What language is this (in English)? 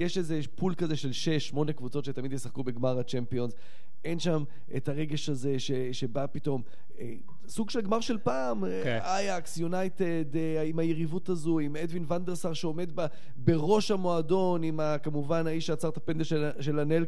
Hebrew